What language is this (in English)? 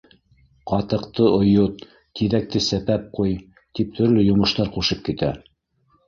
Bashkir